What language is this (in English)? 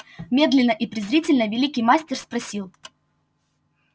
Russian